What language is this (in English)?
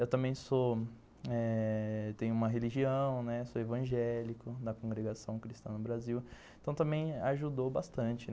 Portuguese